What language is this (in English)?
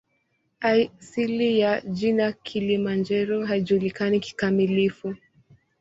Swahili